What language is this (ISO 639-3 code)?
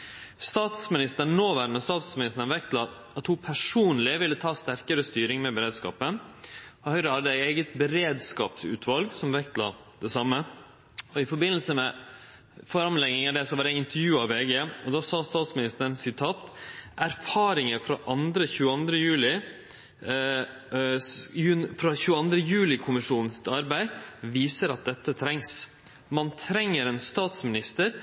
nno